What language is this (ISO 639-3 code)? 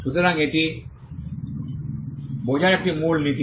ben